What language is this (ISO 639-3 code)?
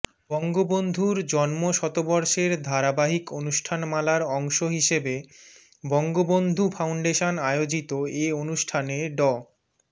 ben